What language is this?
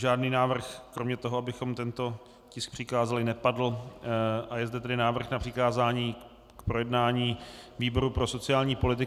Czech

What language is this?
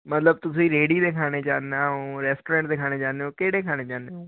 Punjabi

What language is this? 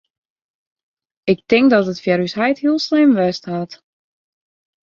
Western Frisian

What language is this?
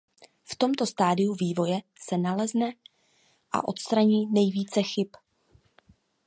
Czech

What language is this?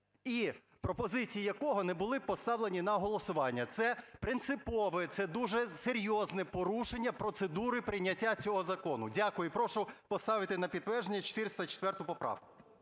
Ukrainian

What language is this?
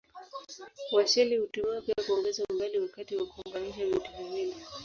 Swahili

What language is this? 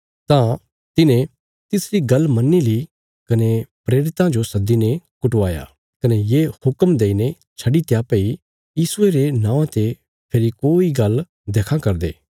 Bilaspuri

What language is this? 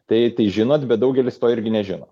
Lithuanian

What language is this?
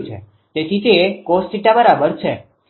Gujarati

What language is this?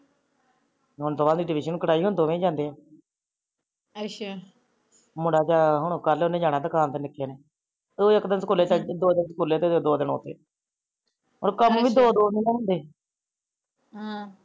Punjabi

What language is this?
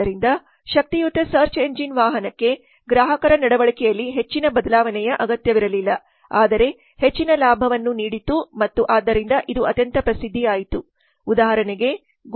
Kannada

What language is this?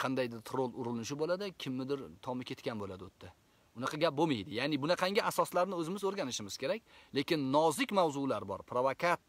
Turkish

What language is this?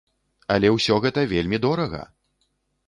Belarusian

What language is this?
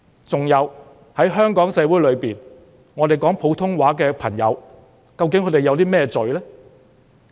Cantonese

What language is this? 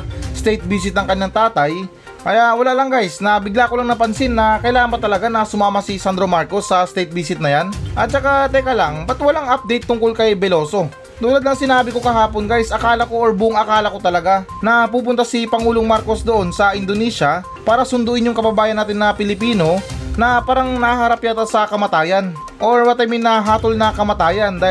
Filipino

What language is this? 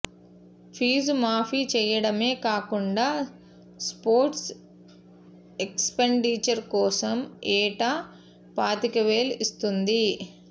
Telugu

